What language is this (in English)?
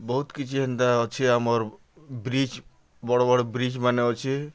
Odia